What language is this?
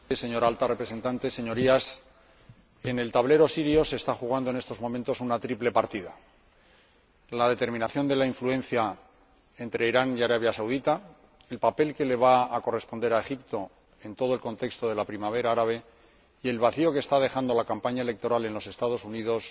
Spanish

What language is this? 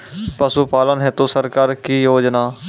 Maithili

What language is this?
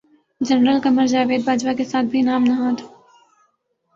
Urdu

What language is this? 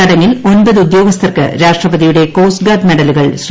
Malayalam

